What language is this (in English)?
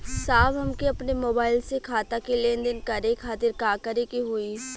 Bhojpuri